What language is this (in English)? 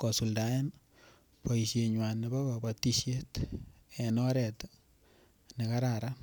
Kalenjin